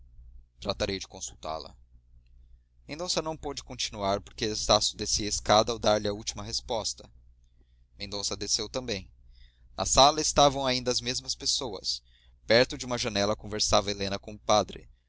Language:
Portuguese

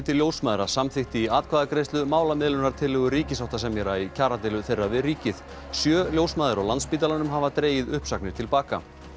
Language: Icelandic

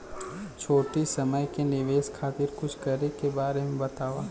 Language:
Bhojpuri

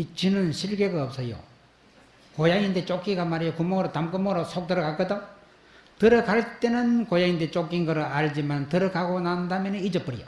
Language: Korean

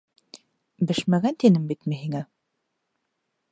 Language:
Bashkir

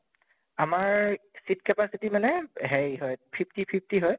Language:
Assamese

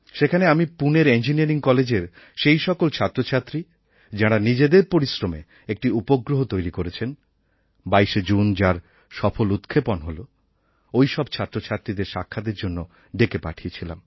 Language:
Bangla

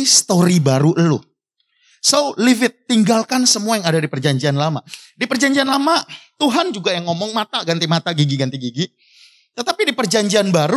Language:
Indonesian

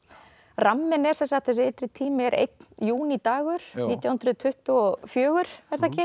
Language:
Icelandic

